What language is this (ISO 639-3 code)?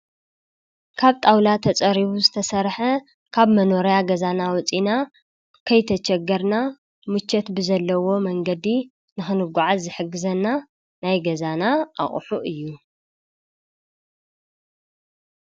tir